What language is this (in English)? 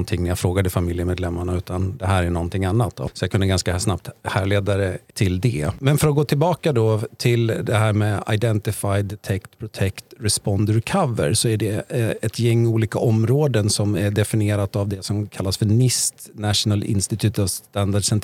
Swedish